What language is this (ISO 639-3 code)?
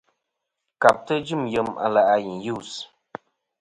bkm